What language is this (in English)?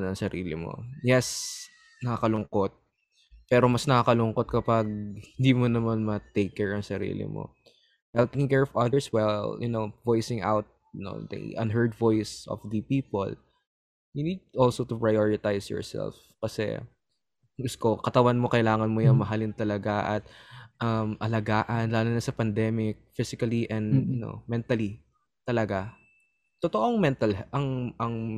Filipino